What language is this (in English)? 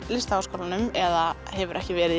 Icelandic